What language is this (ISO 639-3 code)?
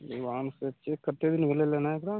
mai